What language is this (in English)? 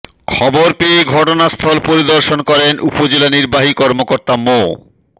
Bangla